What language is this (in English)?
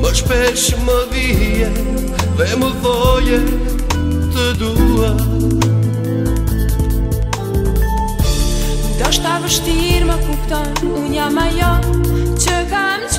Portuguese